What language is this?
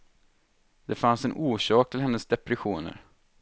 Swedish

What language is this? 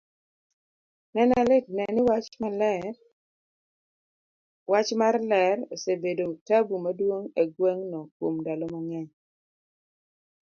Luo (Kenya and Tanzania)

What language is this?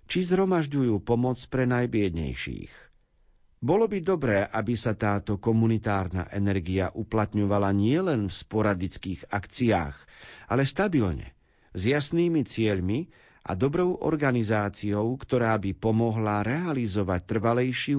Slovak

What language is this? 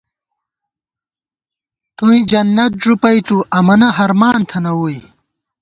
Gawar-Bati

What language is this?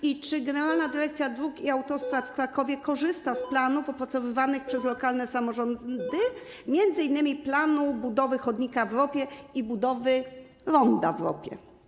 Polish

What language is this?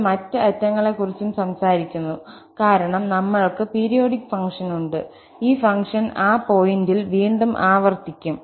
Malayalam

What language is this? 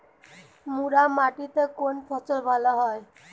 Bangla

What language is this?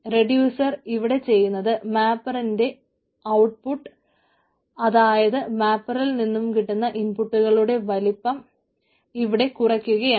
Malayalam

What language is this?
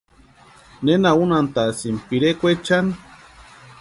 Western Highland Purepecha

